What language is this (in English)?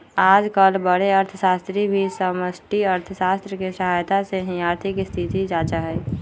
Magahi